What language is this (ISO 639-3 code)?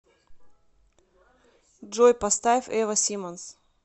rus